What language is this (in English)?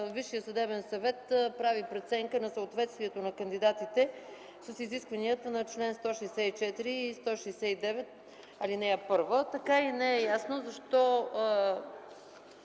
Bulgarian